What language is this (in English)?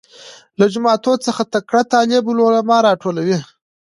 Pashto